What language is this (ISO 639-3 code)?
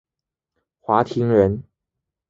zho